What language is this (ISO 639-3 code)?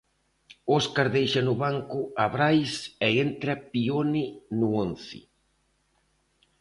glg